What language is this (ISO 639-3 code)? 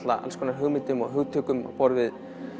isl